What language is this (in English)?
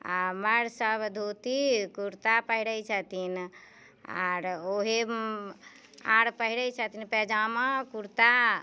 Maithili